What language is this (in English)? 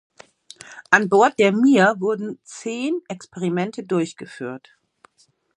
German